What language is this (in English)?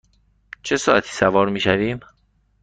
Persian